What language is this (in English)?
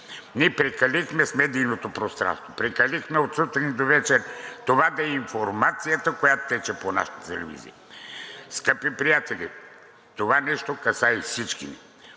Bulgarian